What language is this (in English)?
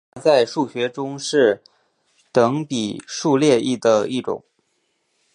Chinese